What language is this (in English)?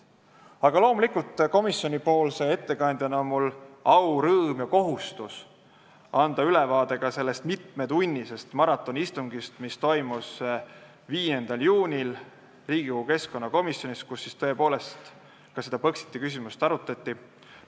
Estonian